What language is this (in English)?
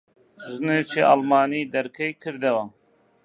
Central Kurdish